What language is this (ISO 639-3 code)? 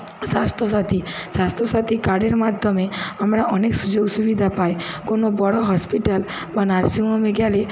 ben